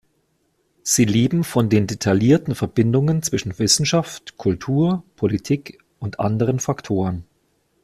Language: German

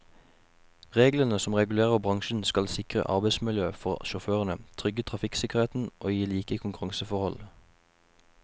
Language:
Norwegian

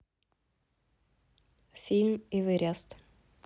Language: Russian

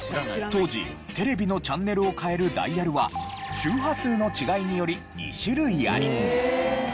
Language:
Japanese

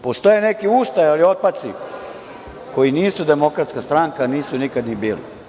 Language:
Serbian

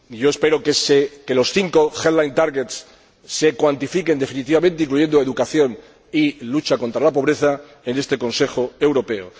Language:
Spanish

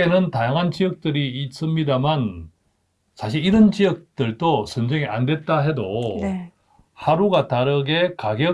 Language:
Korean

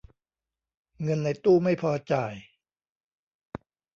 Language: Thai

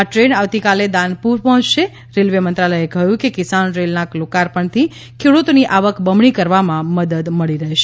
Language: Gujarati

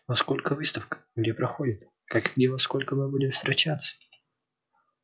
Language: Russian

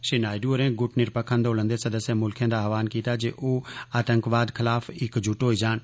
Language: Dogri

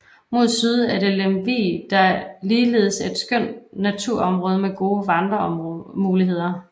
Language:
Danish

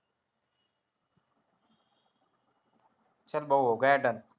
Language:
Marathi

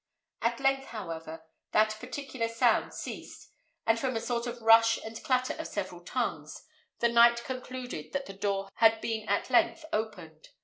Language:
English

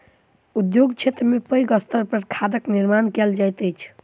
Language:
Maithili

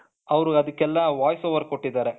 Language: Kannada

